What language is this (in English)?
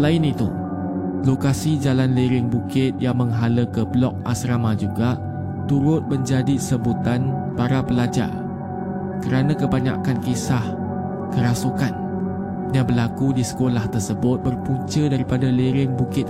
Malay